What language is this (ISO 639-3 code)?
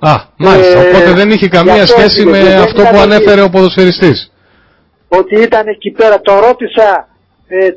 ell